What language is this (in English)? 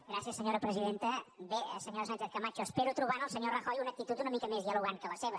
Catalan